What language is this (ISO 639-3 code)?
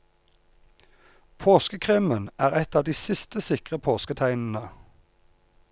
nor